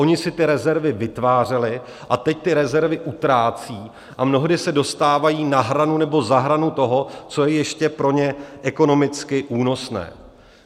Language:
Czech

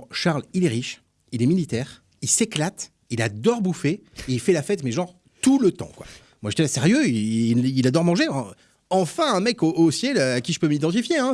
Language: French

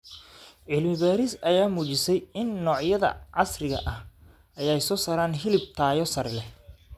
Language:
Somali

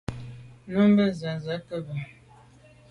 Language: Medumba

